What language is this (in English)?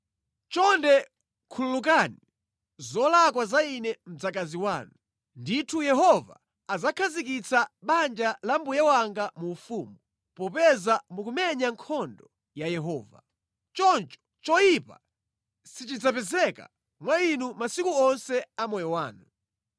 Nyanja